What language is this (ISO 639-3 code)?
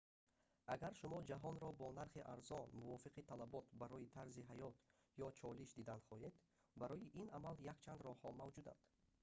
tgk